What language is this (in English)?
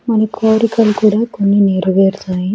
Telugu